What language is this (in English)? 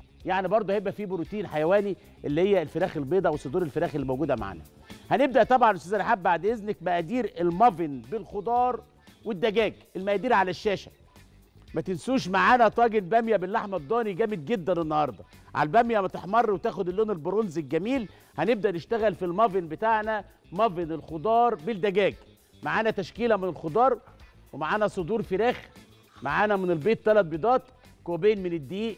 Arabic